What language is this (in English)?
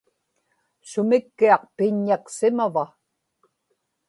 Inupiaq